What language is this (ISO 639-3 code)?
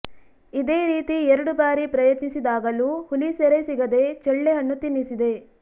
kan